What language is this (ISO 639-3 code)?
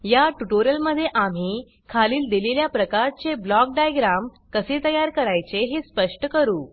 mar